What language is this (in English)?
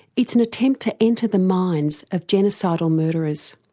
English